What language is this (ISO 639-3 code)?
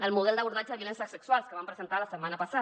cat